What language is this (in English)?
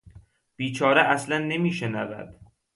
Persian